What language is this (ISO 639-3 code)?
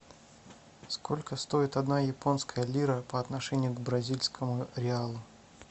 rus